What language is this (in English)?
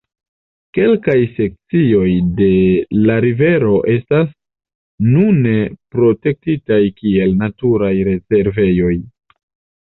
Esperanto